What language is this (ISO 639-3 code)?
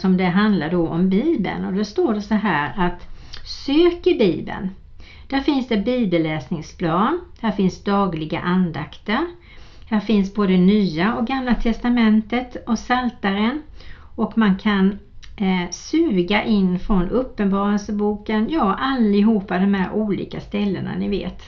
swe